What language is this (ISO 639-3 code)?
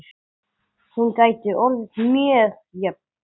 isl